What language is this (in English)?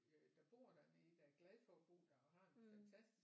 Danish